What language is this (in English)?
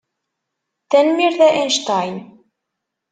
Kabyle